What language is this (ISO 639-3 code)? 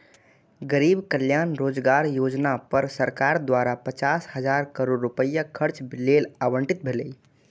mai